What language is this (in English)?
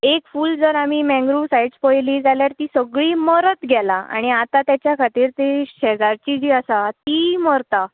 Konkani